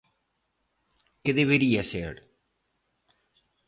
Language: Galician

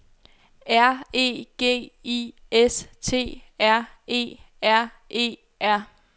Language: Danish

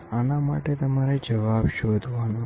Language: Gujarati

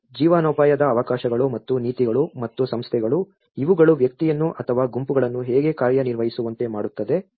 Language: Kannada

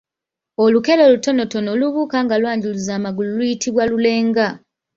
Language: Ganda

